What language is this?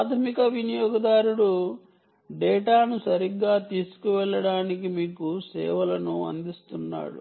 Telugu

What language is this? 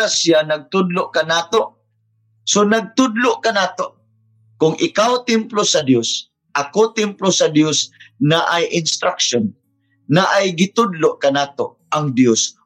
Filipino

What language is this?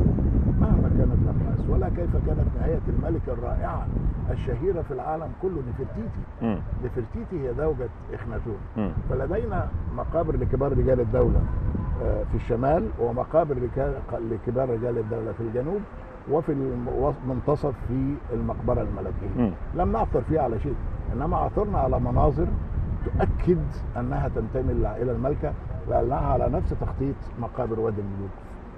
Arabic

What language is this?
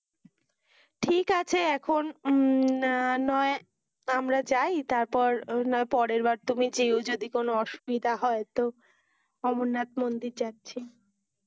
Bangla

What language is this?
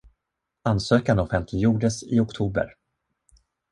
Swedish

